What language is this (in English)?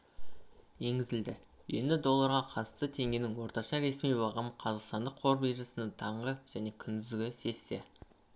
Kazakh